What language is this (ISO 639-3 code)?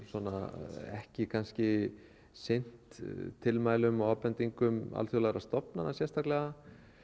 isl